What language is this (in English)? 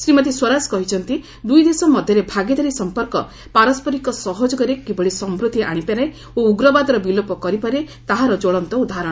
Odia